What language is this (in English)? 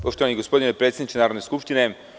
Serbian